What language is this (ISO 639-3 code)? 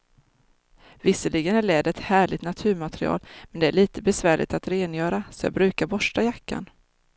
swe